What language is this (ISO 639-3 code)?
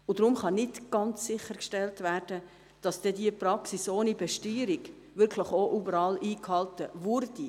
gsw